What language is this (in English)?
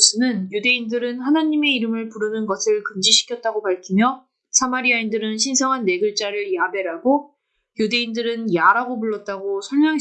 Korean